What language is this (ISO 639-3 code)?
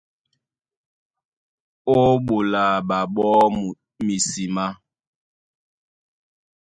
dua